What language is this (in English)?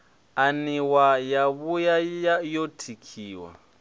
Venda